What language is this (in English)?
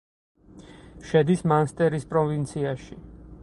Georgian